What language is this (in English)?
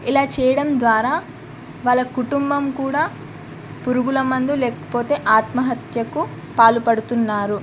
Telugu